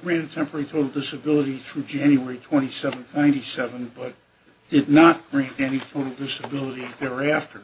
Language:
English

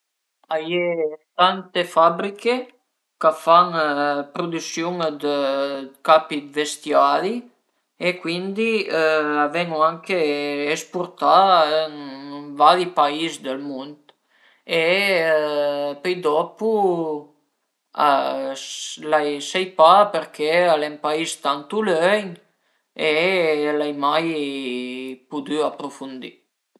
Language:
Piedmontese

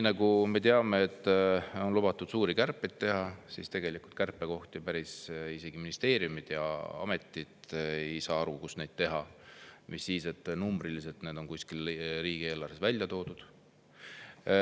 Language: Estonian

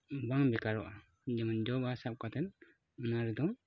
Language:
Santali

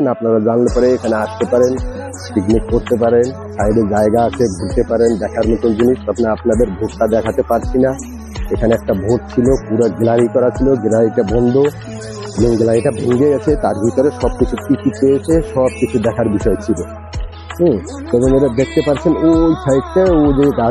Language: Arabic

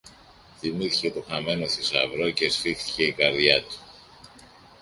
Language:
Greek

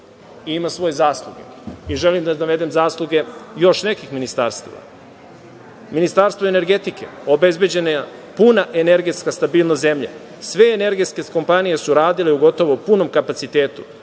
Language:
Serbian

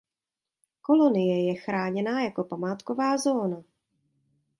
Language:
Czech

